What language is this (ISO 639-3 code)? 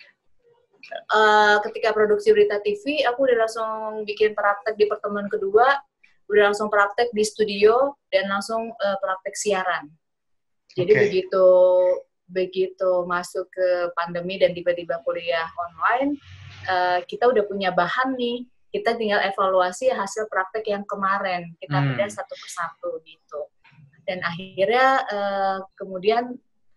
ind